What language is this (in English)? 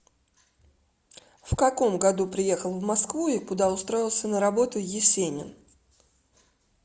Russian